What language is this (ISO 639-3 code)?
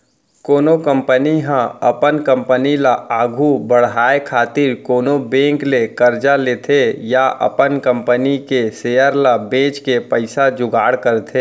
hne